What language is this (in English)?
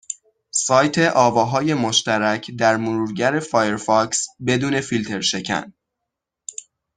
Persian